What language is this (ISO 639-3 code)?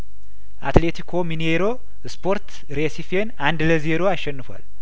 amh